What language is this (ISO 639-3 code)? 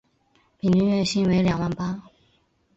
zho